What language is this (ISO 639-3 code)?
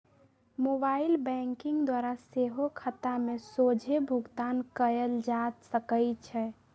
mag